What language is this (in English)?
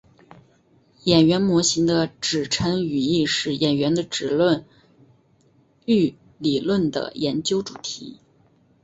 Chinese